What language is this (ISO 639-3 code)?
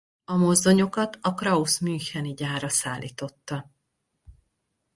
hun